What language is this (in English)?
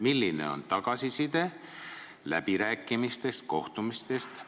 Estonian